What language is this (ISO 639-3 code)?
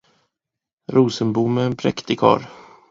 swe